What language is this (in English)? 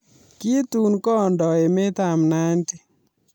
Kalenjin